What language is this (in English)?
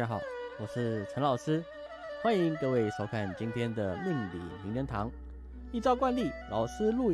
Chinese